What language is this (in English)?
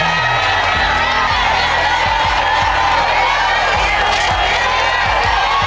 Thai